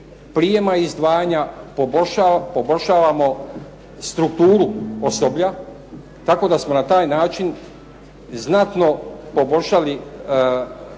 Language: Croatian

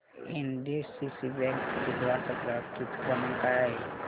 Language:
Marathi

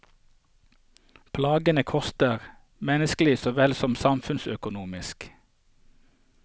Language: Norwegian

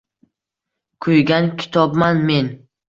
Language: Uzbek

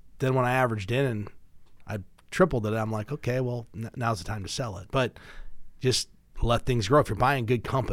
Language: English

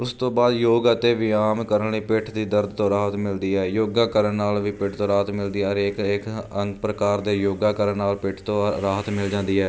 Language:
Punjabi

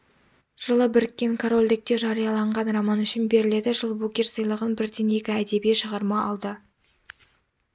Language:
Kazakh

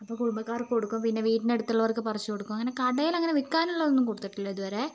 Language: Malayalam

